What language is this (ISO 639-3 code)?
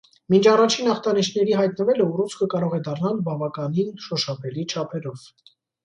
hye